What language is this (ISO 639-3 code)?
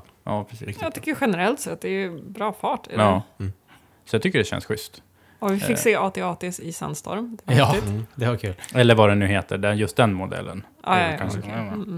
swe